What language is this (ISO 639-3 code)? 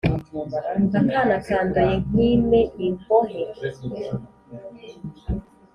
kin